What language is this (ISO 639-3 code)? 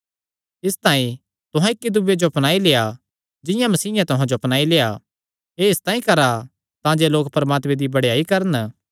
xnr